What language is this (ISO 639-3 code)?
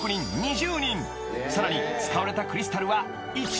jpn